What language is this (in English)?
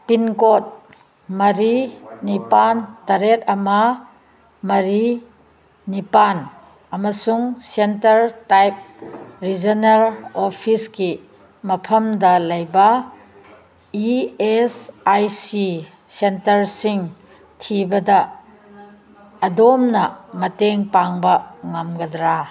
Manipuri